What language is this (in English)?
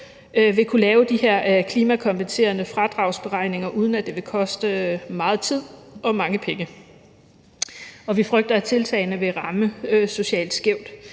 Danish